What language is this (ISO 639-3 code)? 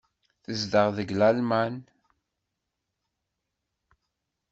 kab